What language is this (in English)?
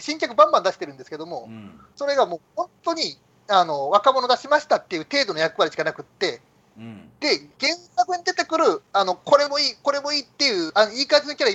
Japanese